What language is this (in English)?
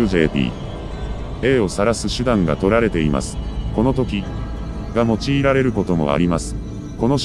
Japanese